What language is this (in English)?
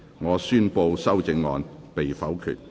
Cantonese